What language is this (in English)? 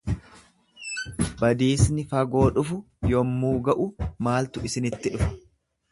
Oromo